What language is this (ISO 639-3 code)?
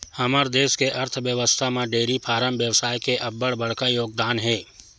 hne